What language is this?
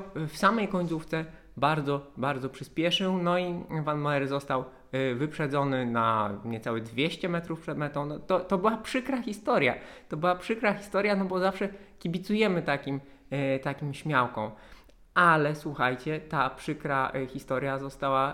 Polish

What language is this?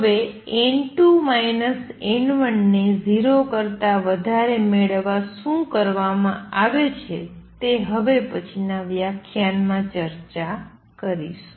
Gujarati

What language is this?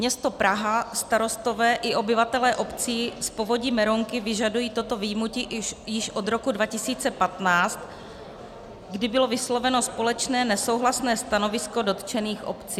Czech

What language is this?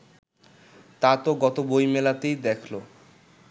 Bangla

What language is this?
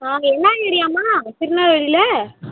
Tamil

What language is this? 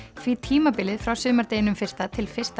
Icelandic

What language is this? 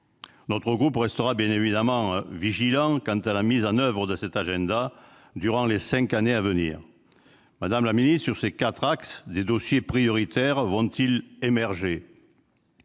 French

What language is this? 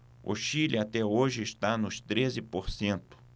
Portuguese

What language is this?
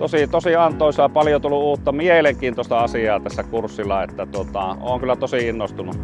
Finnish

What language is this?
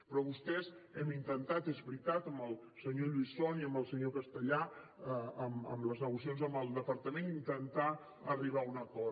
Catalan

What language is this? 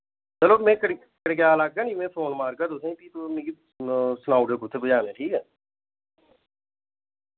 Dogri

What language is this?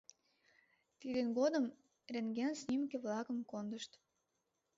Mari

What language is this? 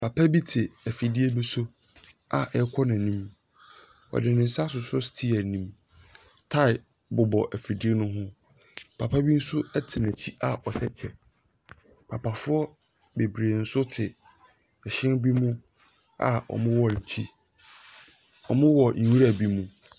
Akan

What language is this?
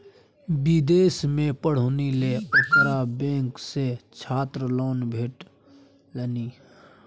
Maithili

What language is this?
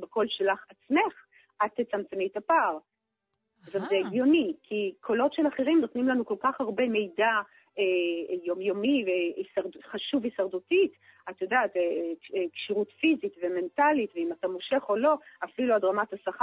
Hebrew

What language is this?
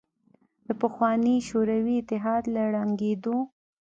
Pashto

